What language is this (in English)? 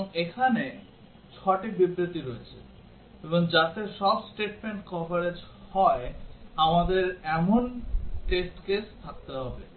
Bangla